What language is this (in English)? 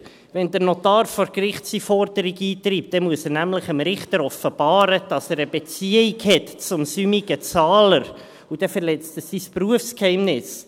Swiss German